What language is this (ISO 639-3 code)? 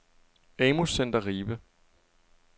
dan